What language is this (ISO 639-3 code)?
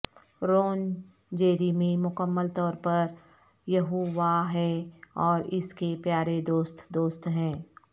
urd